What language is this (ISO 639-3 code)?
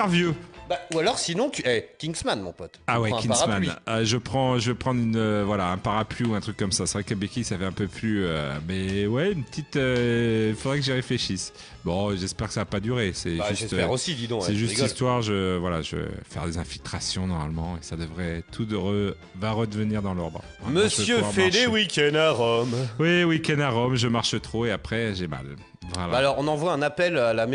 fra